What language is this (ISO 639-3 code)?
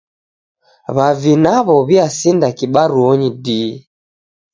dav